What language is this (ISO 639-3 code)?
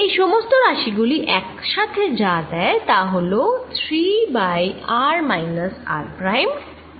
ben